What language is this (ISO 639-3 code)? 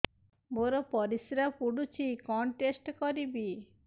ori